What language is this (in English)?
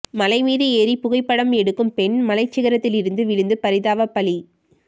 Tamil